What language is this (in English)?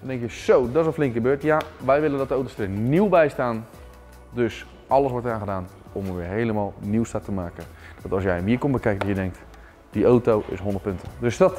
Dutch